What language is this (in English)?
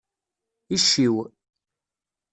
Kabyle